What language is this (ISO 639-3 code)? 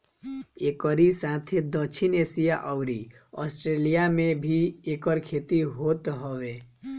bho